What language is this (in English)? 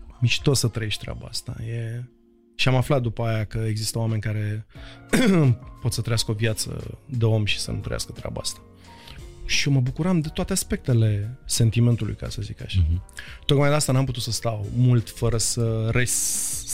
Romanian